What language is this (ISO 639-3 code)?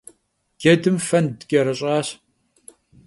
kbd